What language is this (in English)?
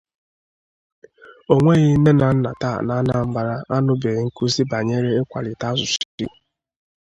Igbo